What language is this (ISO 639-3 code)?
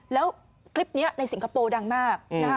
tha